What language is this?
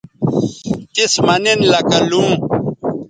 Bateri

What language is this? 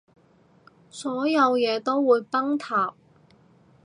Cantonese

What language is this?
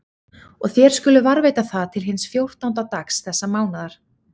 Icelandic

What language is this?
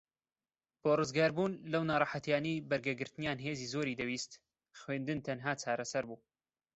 Central Kurdish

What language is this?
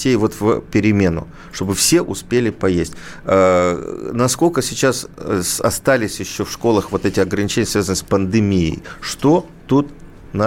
Russian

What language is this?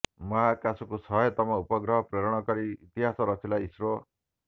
Odia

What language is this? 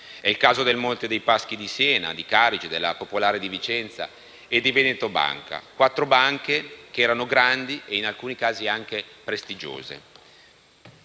Italian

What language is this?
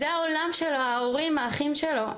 Hebrew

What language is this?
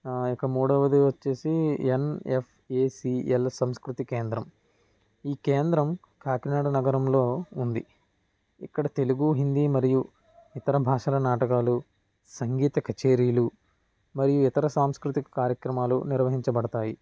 Telugu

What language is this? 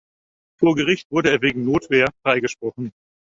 German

